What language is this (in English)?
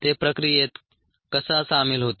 Marathi